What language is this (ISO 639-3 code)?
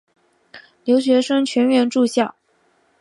zho